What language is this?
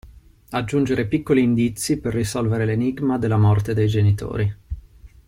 Italian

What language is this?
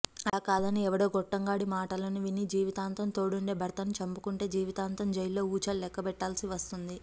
Telugu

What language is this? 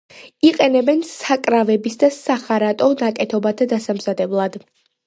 Georgian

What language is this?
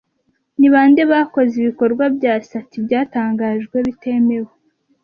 Kinyarwanda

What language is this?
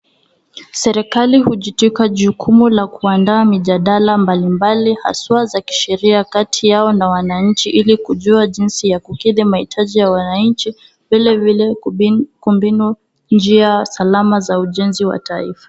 Swahili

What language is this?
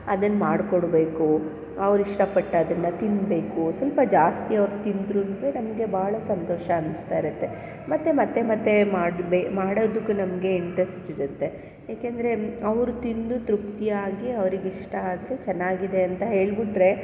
Kannada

